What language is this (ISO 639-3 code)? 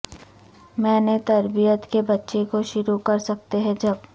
urd